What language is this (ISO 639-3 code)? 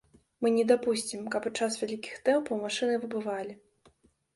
bel